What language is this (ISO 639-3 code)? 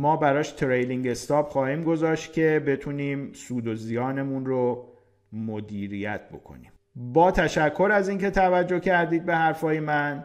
fas